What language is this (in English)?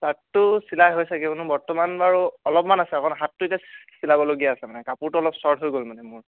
Assamese